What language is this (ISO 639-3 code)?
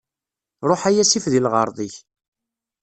kab